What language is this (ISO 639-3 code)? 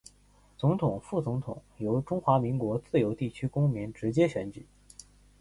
zho